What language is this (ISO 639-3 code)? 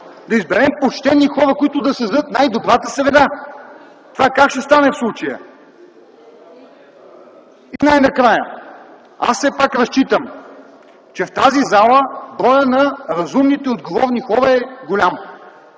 bul